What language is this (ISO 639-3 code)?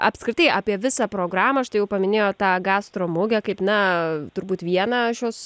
lit